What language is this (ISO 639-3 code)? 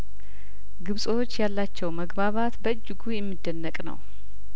amh